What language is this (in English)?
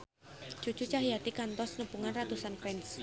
Sundanese